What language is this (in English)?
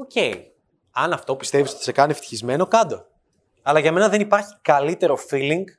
Greek